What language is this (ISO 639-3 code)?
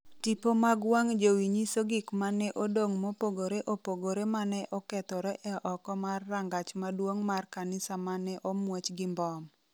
luo